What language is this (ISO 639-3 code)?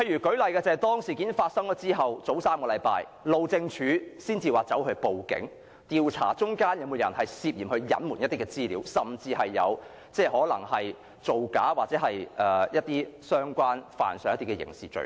yue